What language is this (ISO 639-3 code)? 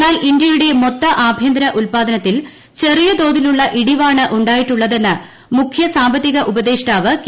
mal